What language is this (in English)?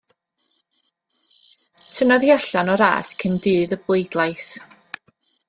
Welsh